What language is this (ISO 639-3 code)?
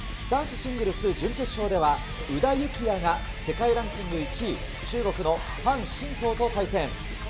jpn